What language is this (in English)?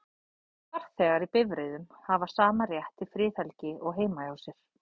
Icelandic